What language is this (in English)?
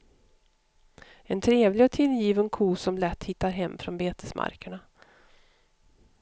Swedish